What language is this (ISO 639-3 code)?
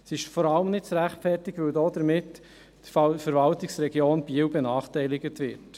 gsw